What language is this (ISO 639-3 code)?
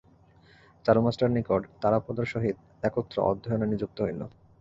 ben